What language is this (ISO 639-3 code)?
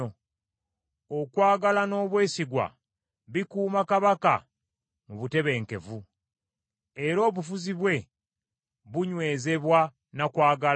lug